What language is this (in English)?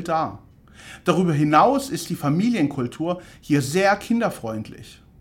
German